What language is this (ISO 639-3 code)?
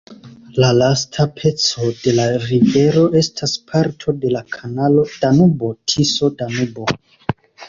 epo